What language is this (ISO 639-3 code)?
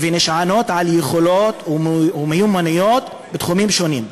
heb